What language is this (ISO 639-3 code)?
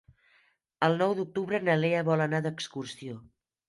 cat